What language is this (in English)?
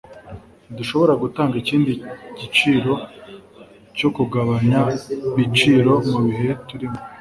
Kinyarwanda